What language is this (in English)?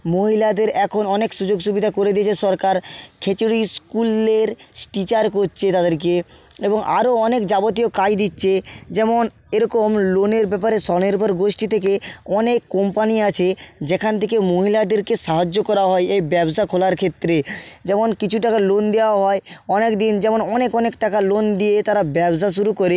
Bangla